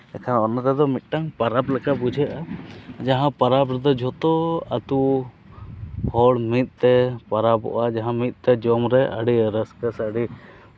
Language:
Santali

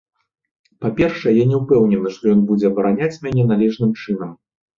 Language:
Belarusian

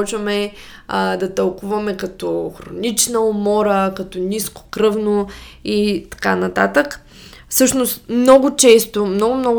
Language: Bulgarian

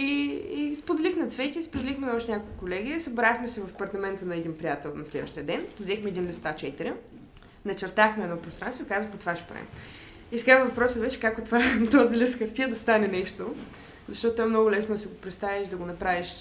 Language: Bulgarian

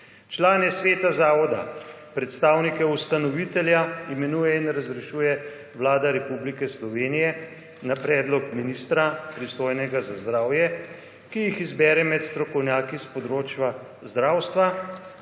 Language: Slovenian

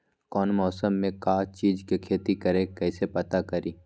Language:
Magahi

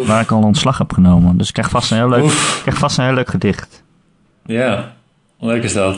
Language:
Dutch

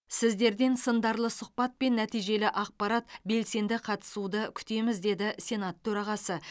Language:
Kazakh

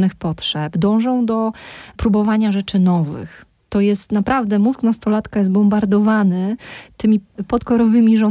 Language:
Polish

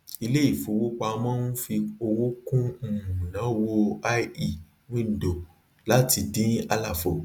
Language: Yoruba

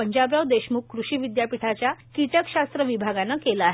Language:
Marathi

